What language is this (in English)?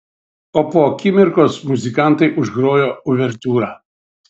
Lithuanian